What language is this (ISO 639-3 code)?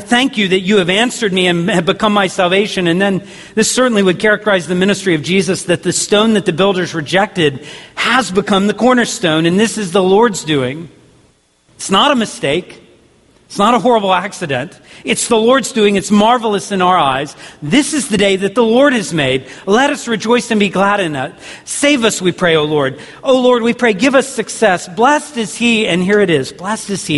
eng